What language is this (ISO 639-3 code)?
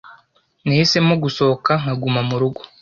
kin